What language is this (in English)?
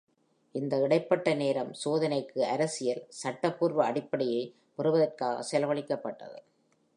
Tamil